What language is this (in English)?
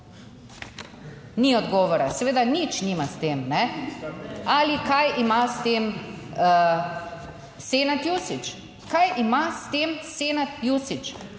Slovenian